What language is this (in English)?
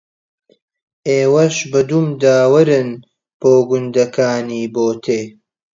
Central Kurdish